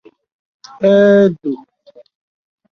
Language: Igbo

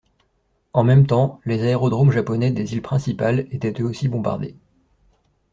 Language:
French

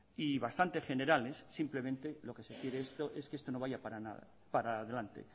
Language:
Spanish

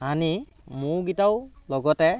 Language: Assamese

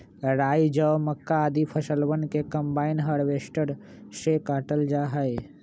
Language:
Magahi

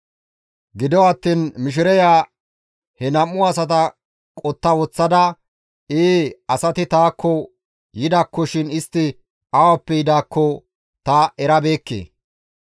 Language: Gamo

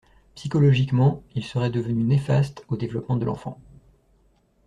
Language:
French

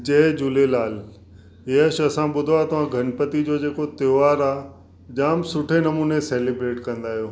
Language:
Sindhi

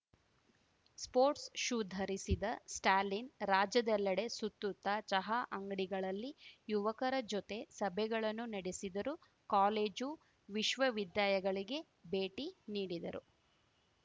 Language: Kannada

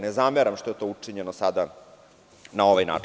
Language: Serbian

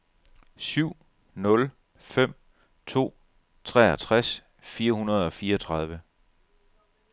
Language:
Danish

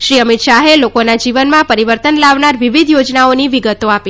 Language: Gujarati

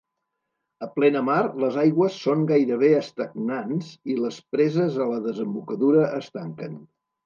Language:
Catalan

